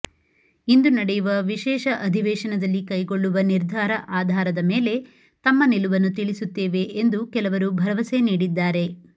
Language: Kannada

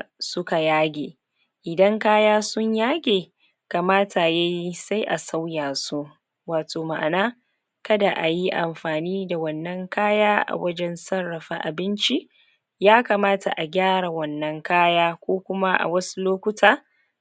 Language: Hausa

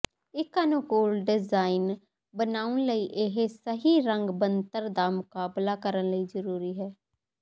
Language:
Punjabi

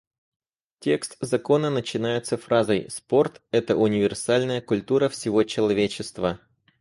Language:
Russian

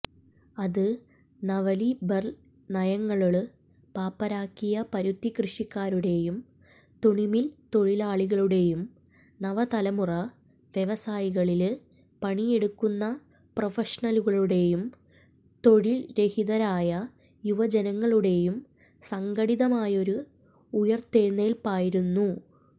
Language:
Malayalam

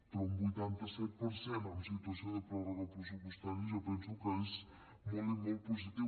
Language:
Catalan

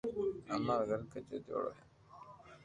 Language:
Loarki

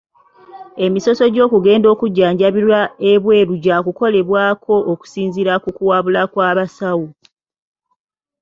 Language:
Ganda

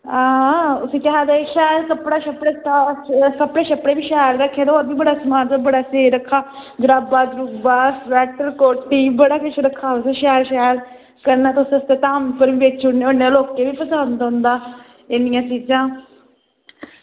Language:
Dogri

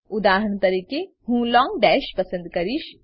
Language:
Gujarati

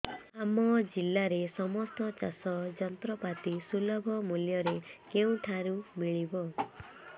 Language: Odia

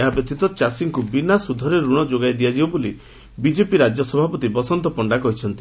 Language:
Odia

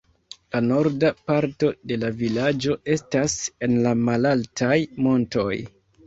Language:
Esperanto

